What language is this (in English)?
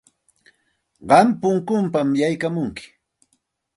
Santa Ana de Tusi Pasco Quechua